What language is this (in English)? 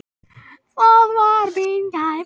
Icelandic